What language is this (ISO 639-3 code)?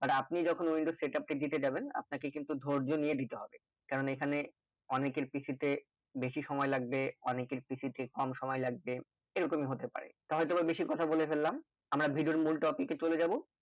ben